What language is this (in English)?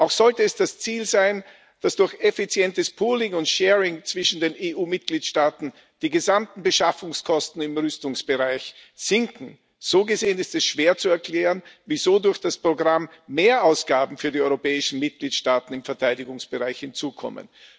German